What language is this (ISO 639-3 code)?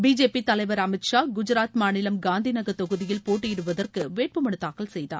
tam